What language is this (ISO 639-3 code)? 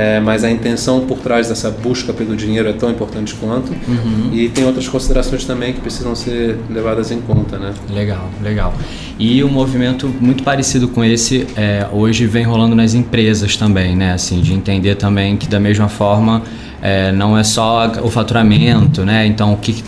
por